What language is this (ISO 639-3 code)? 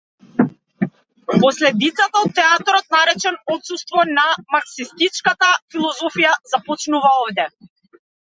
mkd